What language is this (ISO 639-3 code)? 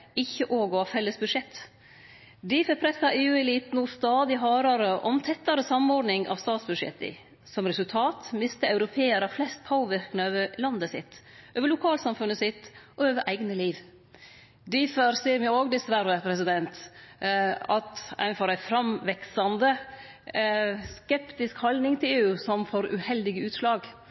nno